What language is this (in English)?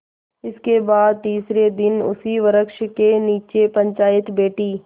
Hindi